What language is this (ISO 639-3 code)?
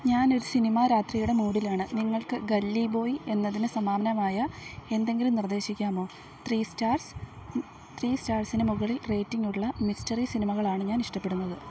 mal